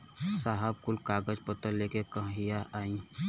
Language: Bhojpuri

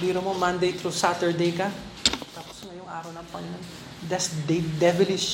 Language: Filipino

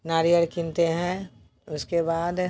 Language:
Hindi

